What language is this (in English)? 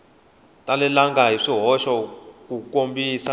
Tsonga